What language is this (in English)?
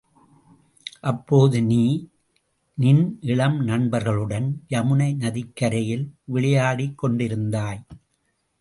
Tamil